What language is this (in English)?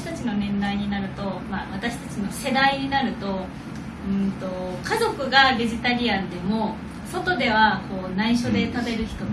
Japanese